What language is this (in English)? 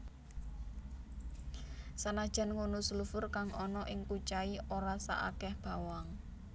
Javanese